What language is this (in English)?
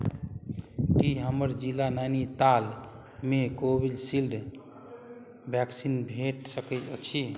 Maithili